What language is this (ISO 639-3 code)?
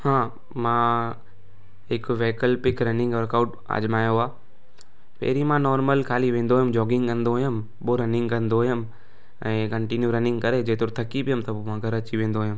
snd